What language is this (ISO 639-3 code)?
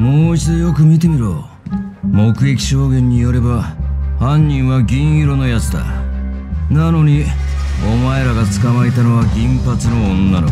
jpn